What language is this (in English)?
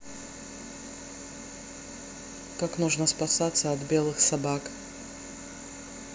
Russian